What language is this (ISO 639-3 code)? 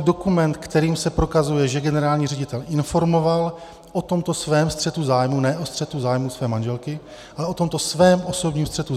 ces